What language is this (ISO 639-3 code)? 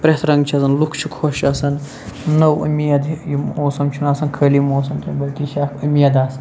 kas